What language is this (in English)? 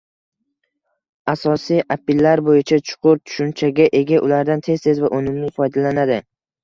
Uzbek